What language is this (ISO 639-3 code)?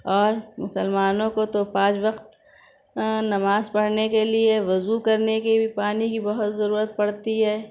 urd